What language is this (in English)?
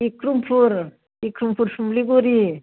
Bodo